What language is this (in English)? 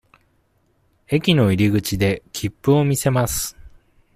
Japanese